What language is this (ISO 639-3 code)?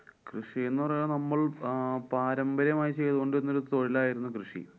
mal